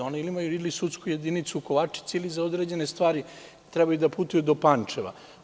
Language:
Serbian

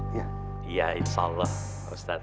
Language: Indonesian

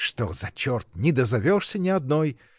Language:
Russian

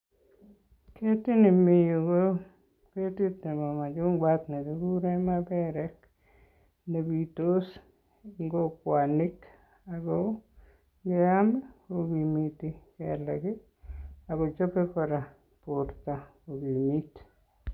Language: Kalenjin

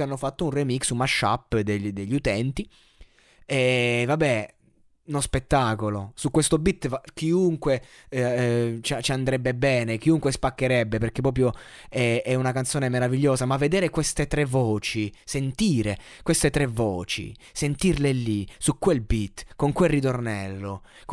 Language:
Italian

